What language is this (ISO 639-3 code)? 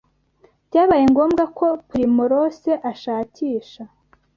kin